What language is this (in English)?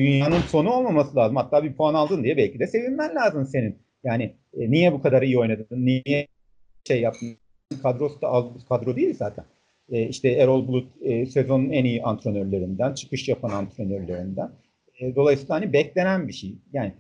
Turkish